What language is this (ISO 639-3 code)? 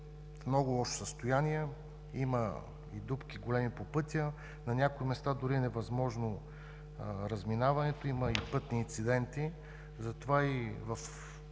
bul